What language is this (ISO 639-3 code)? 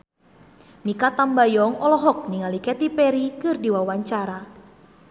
sun